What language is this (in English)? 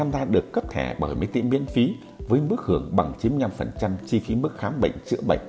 Vietnamese